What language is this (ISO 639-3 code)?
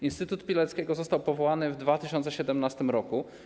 pol